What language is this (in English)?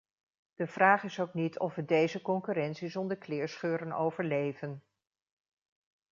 Dutch